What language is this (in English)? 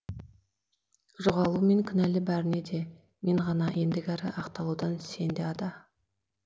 Kazakh